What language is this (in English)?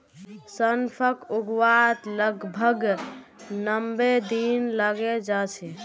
Magahi